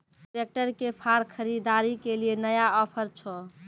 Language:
Maithili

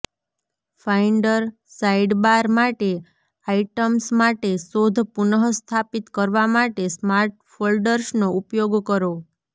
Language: Gujarati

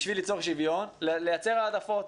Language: Hebrew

